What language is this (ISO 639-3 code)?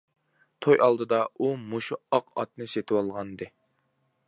uig